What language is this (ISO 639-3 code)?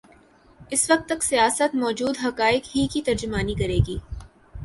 urd